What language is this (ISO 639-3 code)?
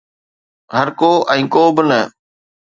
snd